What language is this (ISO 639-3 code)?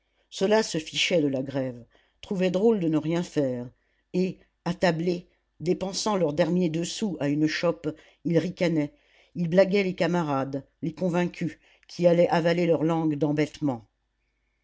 fra